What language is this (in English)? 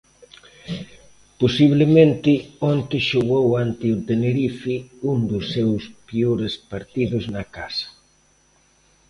Galician